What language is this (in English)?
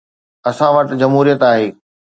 Sindhi